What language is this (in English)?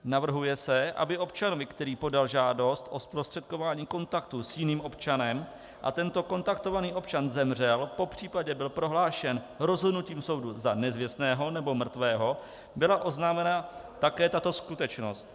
Czech